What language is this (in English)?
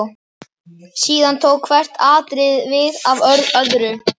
Icelandic